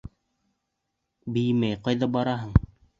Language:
Bashkir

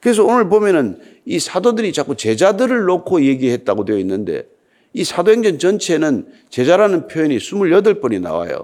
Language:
Korean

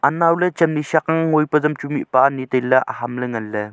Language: Wancho Naga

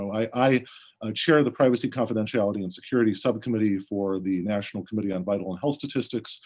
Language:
English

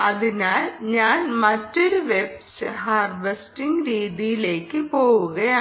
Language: Malayalam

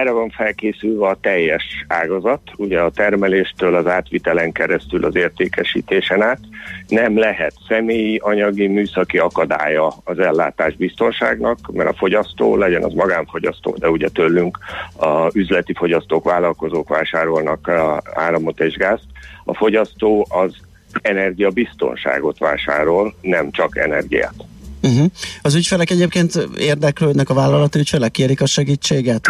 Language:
Hungarian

